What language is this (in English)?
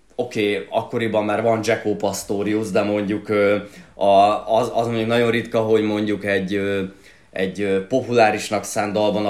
Hungarian